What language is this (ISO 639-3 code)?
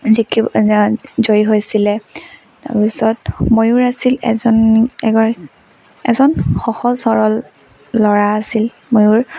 asm